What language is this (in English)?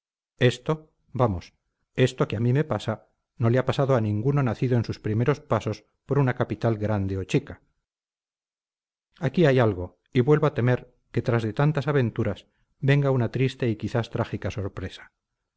Spanish